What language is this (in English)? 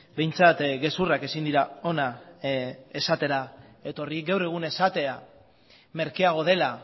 Basque